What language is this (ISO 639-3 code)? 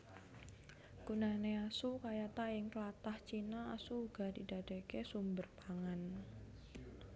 jav